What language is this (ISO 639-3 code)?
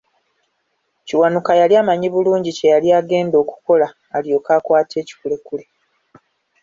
lug